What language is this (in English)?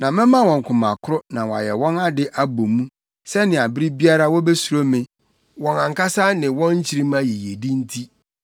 Akan